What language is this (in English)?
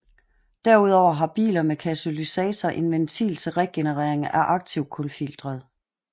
Danish